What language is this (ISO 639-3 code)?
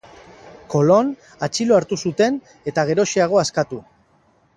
eus